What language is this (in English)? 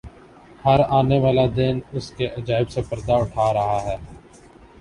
Urdu